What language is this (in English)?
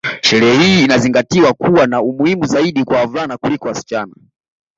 Swahili